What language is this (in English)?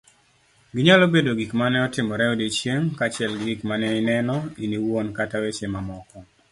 Luo (Kenya and Tanzania)